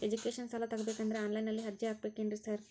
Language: Kannada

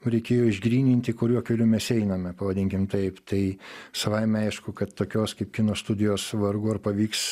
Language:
Lithuanian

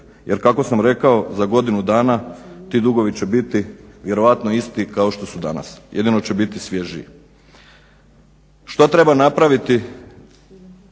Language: Croatian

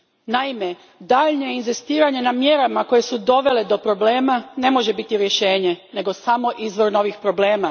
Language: Croatian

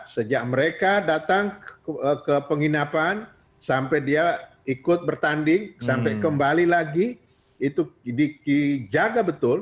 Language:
Indonesian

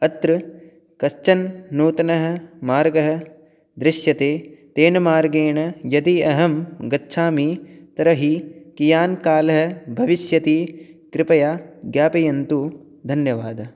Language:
Sanskrit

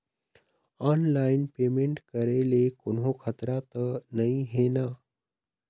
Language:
Chhattisgarhi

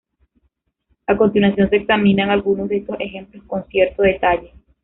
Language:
Spanish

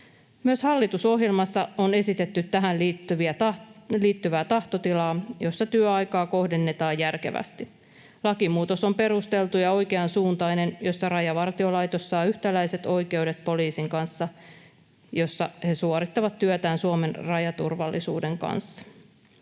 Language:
Finnish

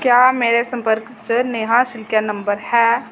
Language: Dogri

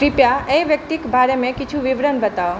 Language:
Maithili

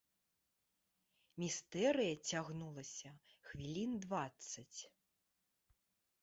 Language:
Belarusian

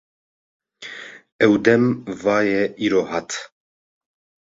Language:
Kurdish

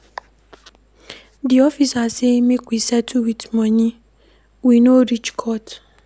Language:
Nigerian Pidgin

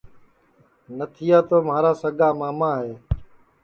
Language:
Sansi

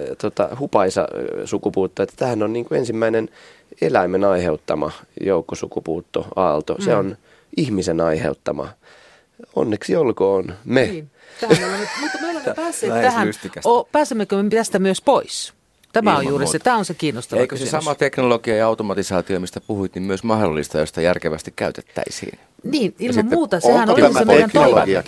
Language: Finnish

